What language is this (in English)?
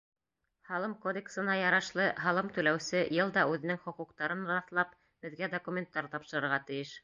Bashkir